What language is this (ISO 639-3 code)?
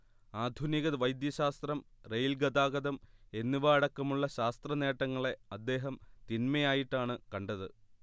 mal